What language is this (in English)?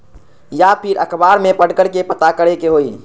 Magahi